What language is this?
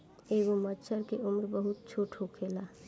Bhojpuri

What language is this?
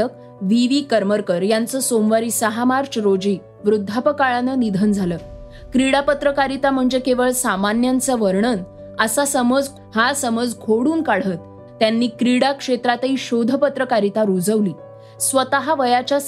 Marathi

